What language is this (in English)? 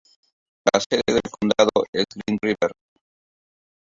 Spanish